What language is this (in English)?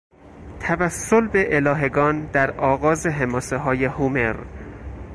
Persian